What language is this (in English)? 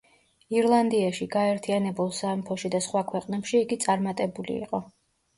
Georgian